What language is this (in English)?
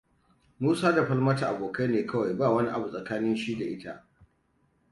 Hausa